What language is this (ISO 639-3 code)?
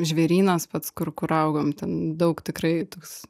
lit